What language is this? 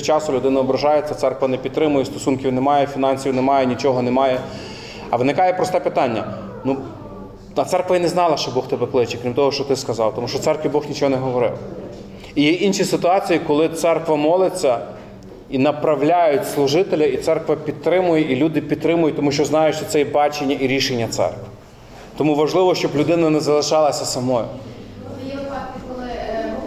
Ukrainian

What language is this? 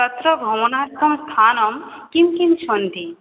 Sanskrit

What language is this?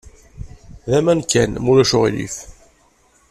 Kabyle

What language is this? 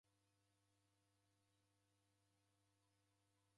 Taita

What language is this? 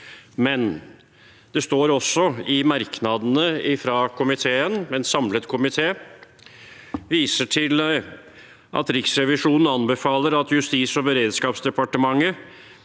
Norwegian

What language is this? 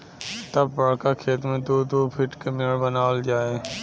Bhojpuri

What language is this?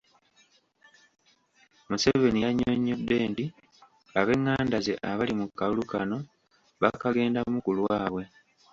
Ganda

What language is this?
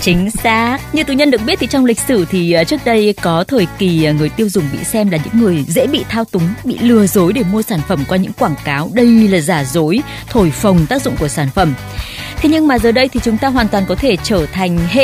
Vietnamese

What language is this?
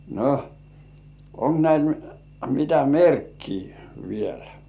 Finnish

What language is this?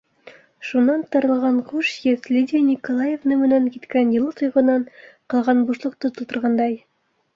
Bashkir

